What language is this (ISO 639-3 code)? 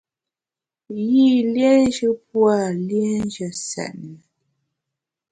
bax